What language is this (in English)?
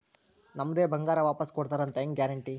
Kannada